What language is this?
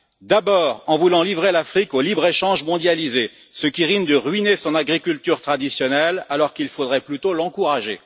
French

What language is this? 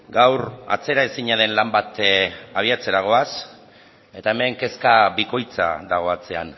Basque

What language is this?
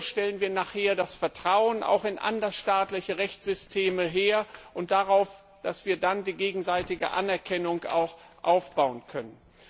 German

